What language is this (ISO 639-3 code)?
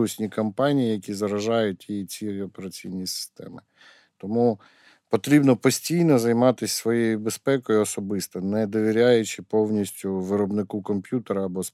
ukr